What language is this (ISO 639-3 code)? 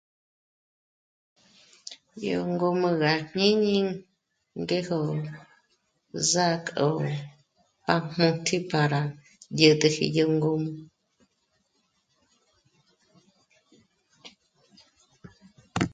mmc